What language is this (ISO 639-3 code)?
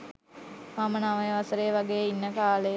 sin